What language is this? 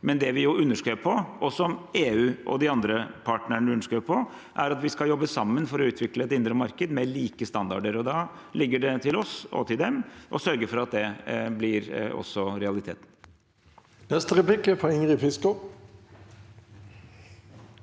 Norwegian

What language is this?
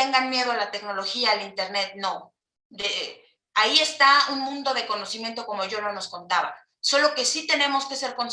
Spanish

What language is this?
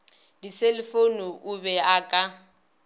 Northern Sotho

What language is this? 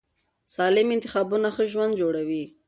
Pashto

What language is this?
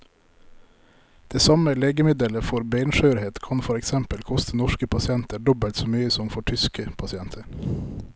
Norwegian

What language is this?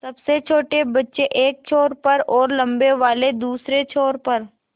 Hindi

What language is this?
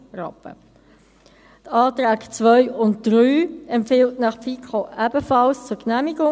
Swiss German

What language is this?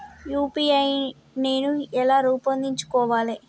Telugu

